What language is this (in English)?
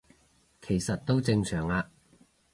Cantonese